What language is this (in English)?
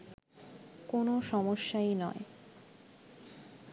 Bangla